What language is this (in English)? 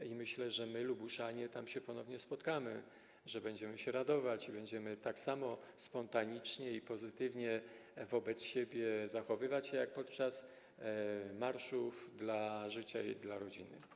Polish